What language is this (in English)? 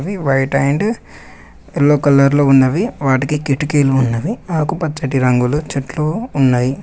Telugu